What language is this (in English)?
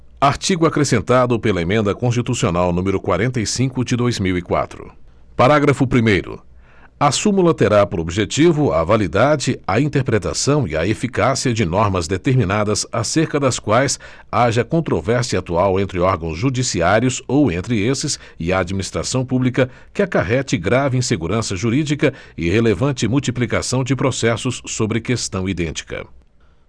Portuguese